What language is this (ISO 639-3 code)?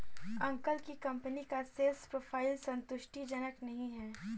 hin